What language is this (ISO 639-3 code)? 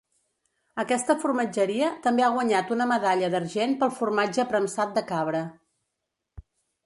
cat